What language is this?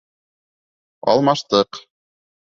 Bashkir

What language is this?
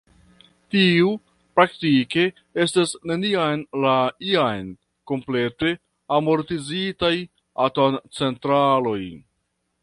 Esperanto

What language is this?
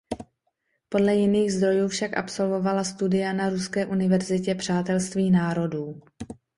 Czech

